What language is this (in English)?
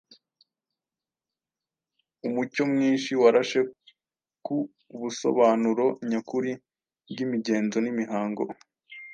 Kinyarwanda